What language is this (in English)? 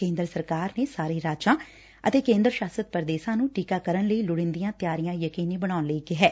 Punjabi